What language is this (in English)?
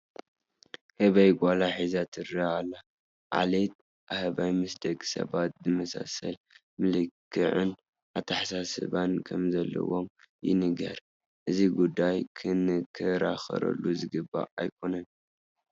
Tigrinya